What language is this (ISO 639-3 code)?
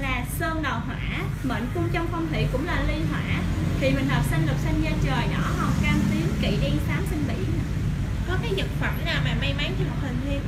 vie